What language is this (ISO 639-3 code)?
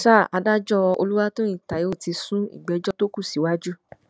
yor